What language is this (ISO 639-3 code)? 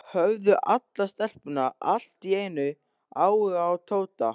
isl